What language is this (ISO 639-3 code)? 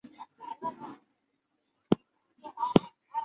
zho